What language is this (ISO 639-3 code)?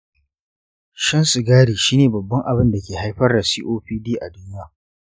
hau